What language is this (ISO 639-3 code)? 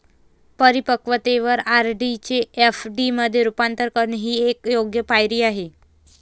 mar